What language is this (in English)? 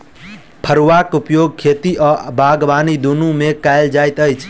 Maithili